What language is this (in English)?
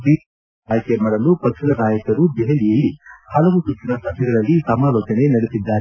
Kannada